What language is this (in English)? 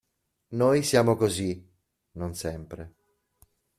Italian